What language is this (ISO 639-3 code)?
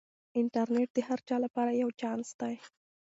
pus